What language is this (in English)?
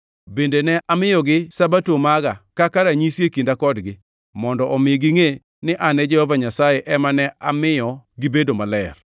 Luo (Kenya and Tanzania)